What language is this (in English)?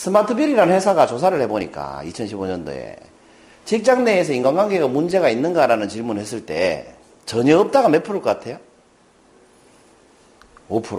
Korean